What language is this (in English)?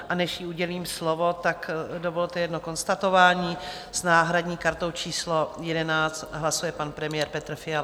Czech